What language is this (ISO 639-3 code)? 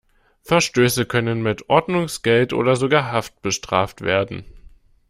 deu